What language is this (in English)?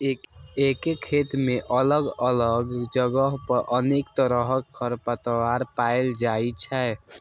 Maithili